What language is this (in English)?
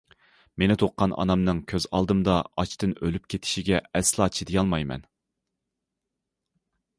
Uyghur